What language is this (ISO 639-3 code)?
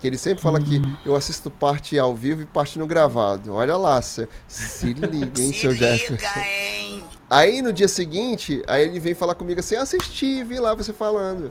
por